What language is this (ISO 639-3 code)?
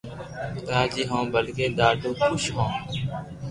lrk